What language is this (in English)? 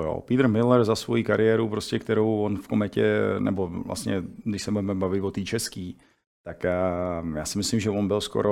Czech